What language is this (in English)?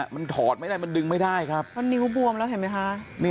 Thai